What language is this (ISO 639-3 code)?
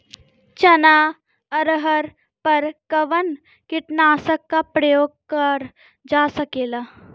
bho